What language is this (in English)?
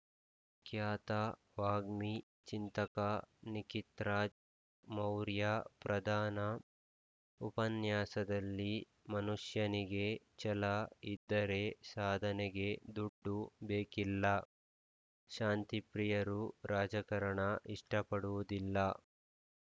Kannada